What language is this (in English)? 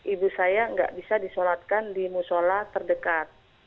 Indonesian